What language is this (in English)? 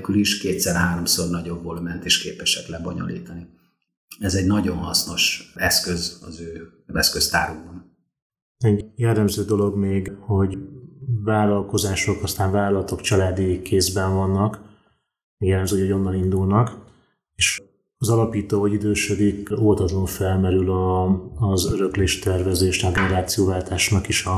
Hungarian